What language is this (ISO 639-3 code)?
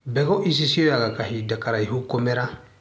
kik